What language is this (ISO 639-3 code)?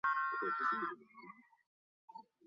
zho